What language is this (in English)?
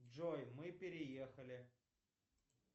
Russian